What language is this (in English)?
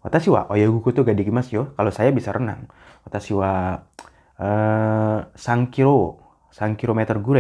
Indonesian